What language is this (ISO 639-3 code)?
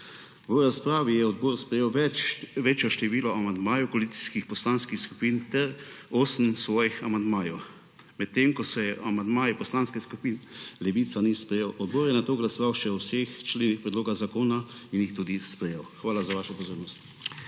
slv